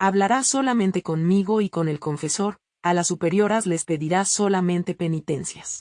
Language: Spanish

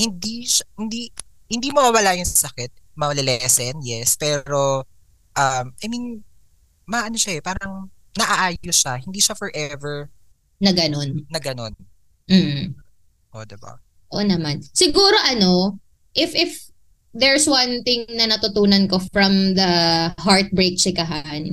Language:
Filipino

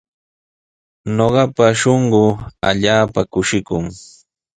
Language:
Sihuas Ancash Quechua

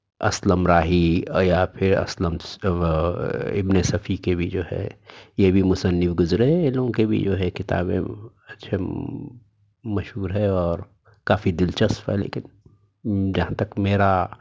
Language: Urdu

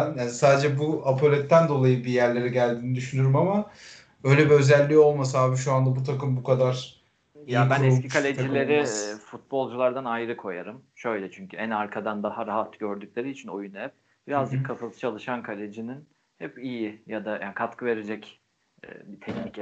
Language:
Turkish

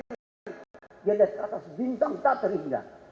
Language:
Indonesian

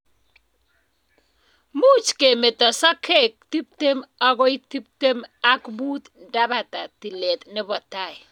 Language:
Kalenjin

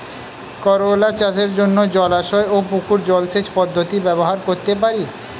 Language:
Bangla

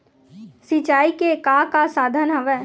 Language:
Chhattisgarhi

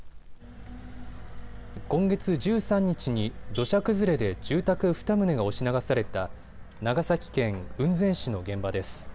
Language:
Japanese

